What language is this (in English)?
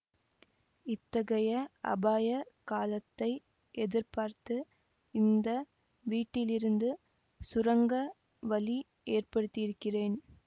Tamil